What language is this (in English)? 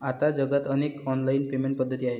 Marathi